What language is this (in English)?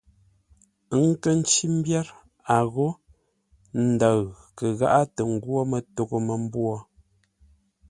Ngombale